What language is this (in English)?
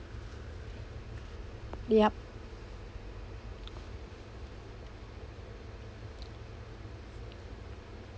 English